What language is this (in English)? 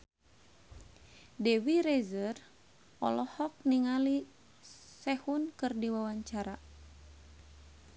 Sundanese